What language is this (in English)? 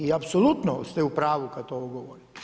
Croatian